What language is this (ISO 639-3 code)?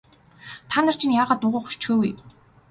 mon